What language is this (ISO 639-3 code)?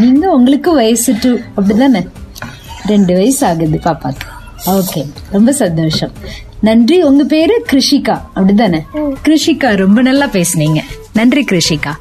tam